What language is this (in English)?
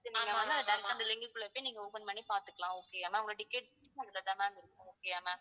Tamil